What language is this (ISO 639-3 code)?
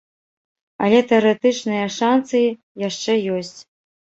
bel